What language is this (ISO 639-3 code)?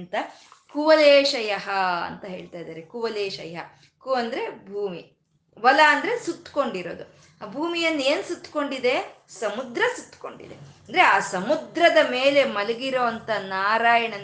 kan